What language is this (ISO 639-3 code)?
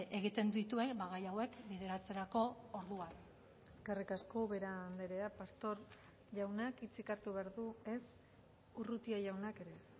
eus